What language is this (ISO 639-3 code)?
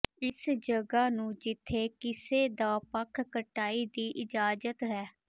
pan